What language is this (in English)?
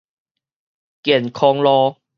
Min Nan Chinese